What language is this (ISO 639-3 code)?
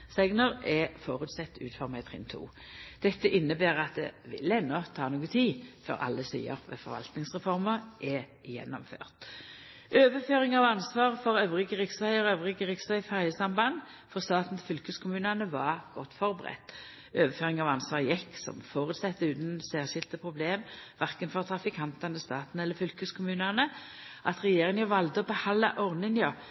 nno